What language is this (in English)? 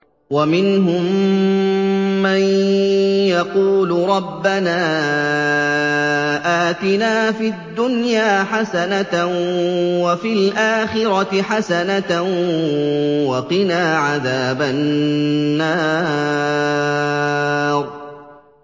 Arabic